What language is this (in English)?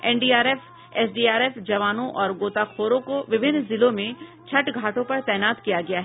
Hindi